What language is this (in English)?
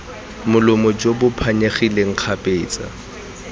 Tswana